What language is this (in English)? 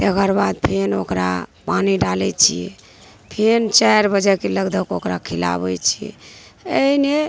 Maithili